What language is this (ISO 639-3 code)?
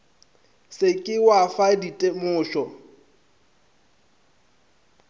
nso